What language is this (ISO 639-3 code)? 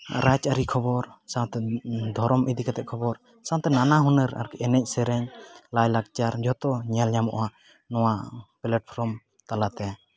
sat